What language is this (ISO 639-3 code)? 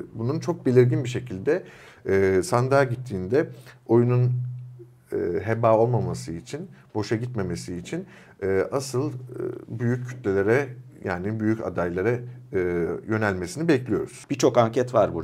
tur